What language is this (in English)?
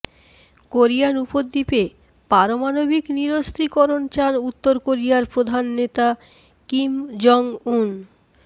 Bangla